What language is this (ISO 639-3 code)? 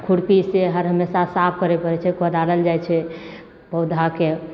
mai